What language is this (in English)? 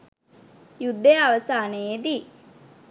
Sinhala